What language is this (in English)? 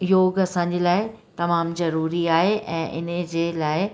Sindhi